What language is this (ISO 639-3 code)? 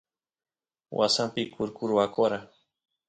qus